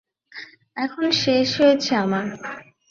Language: Bangla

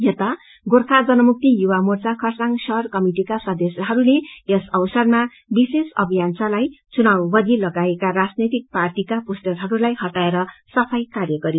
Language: Nepali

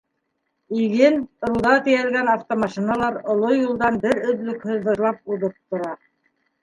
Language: Bashkir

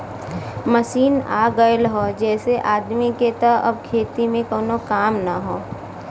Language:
Bhojpuri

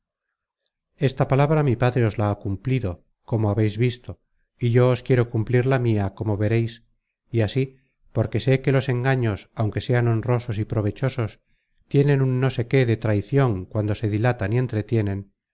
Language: Spanish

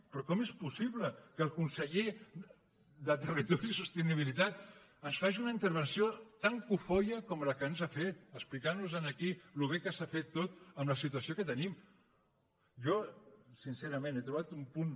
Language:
Catalan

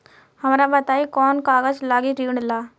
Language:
Bhojpuri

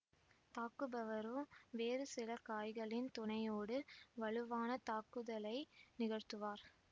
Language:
Tamil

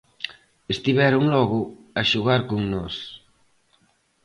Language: Galician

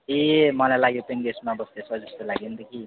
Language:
Nepali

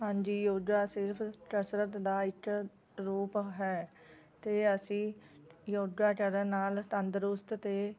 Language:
Punjabi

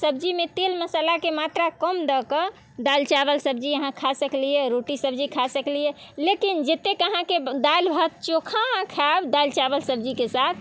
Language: Maithili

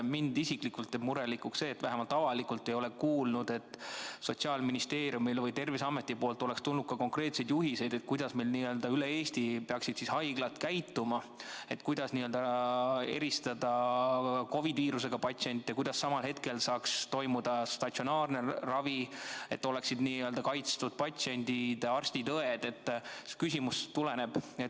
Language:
Estonian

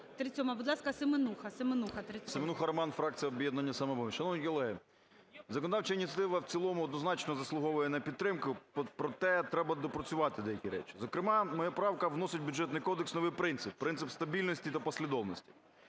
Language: Ukrainian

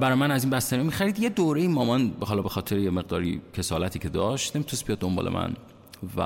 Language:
Persian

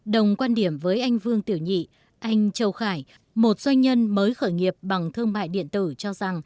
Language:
Vietnamese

